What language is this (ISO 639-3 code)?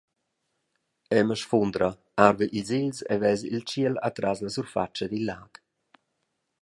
roh